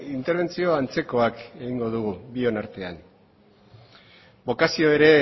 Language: Basque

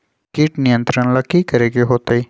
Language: Magahi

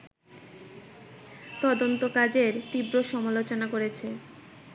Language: Bangla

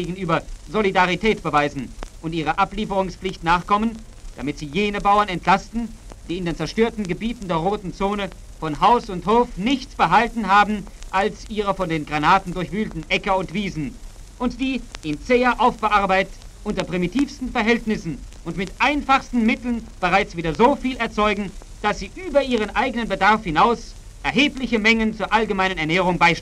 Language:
German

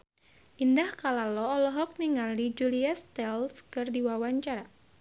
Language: Sundanese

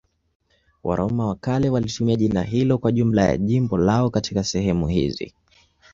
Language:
Swahili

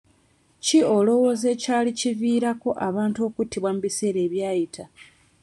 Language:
Ganda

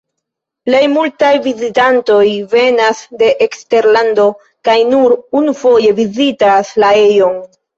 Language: Esperanto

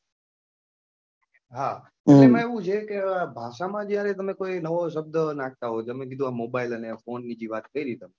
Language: Gujarati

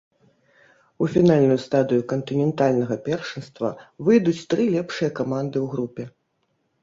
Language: Belarusian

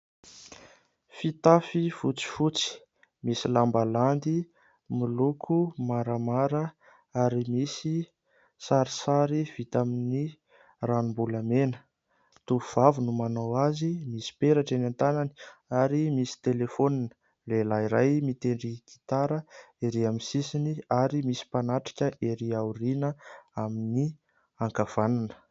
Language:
Malagasy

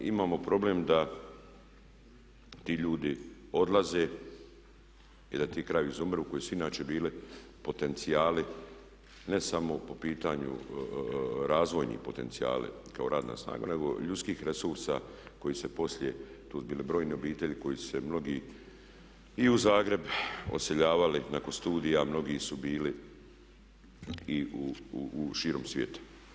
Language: Croatian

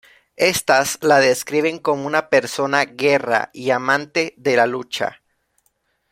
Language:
Spanish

